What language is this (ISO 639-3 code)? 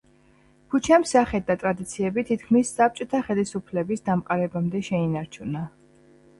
kat